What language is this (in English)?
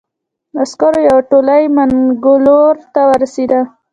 Pashto